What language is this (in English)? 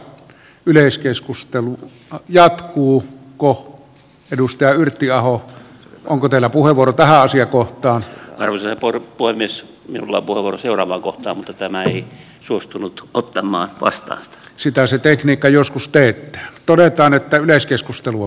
Finnish